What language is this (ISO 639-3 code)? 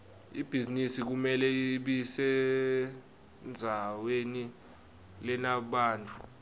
ssw